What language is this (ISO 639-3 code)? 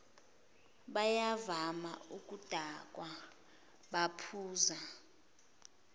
zul